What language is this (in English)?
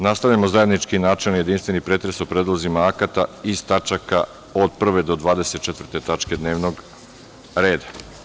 Serbian